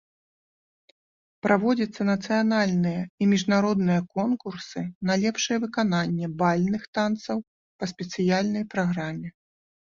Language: Belarusian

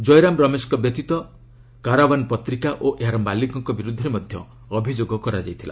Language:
Odia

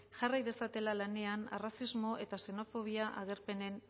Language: Basque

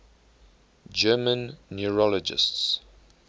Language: English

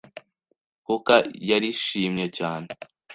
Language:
Kinyarwanda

